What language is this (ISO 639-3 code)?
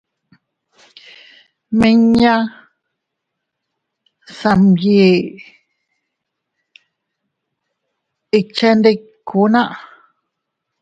cut